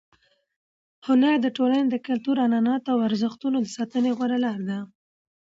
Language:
Pashto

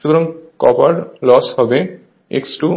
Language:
Bangla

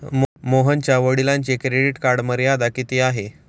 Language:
Marathi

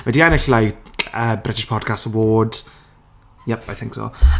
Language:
Welsh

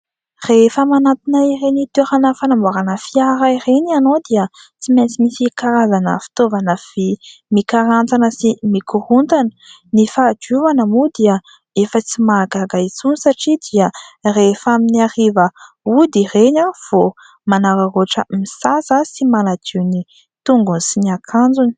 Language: Malagasy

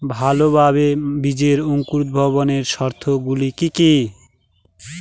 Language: Bangla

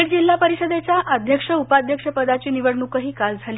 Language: Marathi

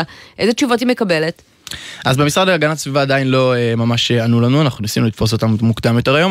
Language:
Hebrew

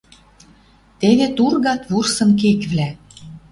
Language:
Western Mari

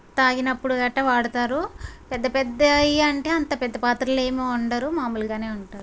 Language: Telugu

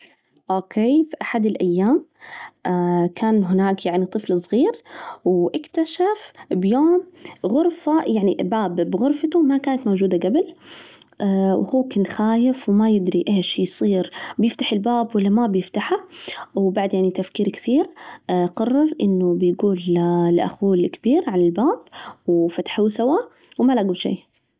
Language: Najdi Arabic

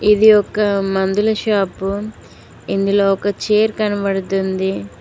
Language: Telugu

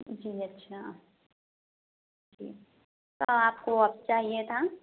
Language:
Urdu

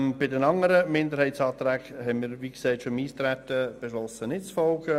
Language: Swiss German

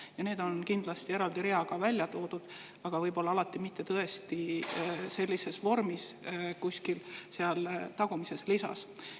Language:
Estonian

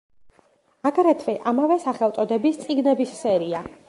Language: Georgian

